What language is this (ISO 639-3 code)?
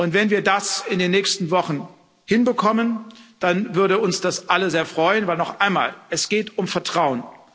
deu